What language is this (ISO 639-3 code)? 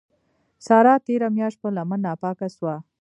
pus